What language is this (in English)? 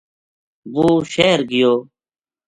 Gujari